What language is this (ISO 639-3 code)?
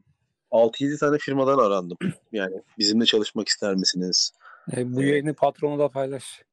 tur